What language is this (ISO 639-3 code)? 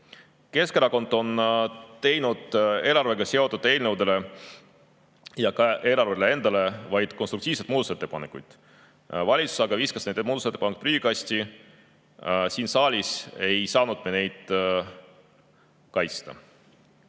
est